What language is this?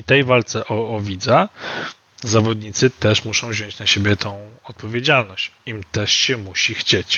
Polish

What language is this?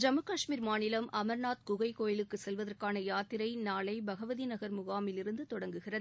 Tamil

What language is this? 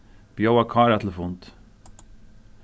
Faroese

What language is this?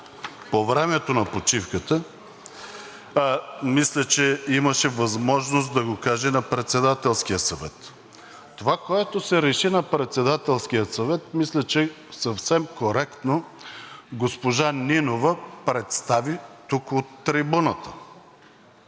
Bulgarian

